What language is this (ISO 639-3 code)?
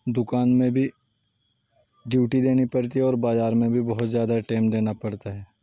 urd